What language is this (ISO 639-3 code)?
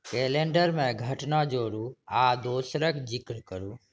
mai